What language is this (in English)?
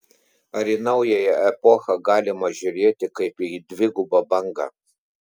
Lithuanian